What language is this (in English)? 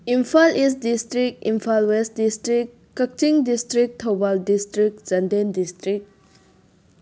Manipuri